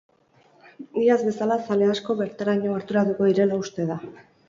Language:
Basque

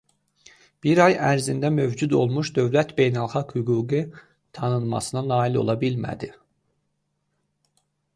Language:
Azerbaijani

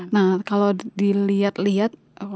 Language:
Indonesian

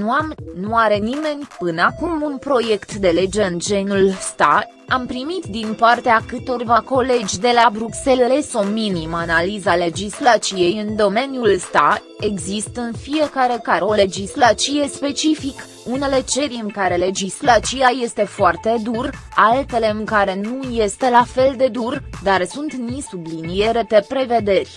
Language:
Romanian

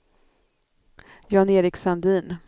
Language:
Swedish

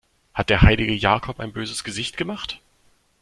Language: German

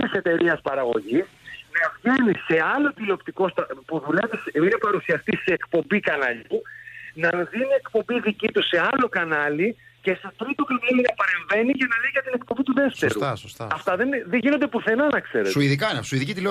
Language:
Greek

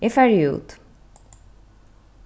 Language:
Faroese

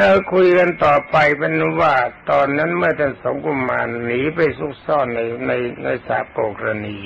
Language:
Thai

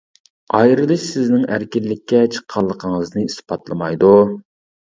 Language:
Uyghur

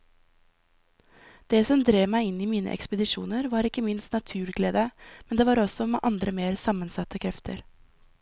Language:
Norwegian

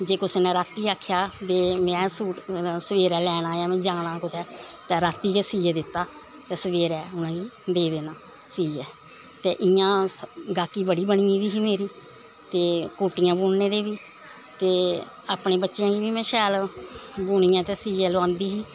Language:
Dogri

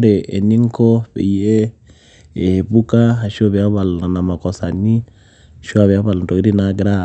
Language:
Masai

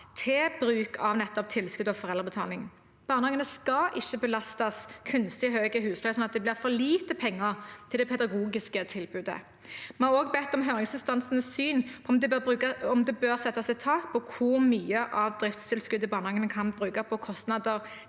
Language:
Norwegian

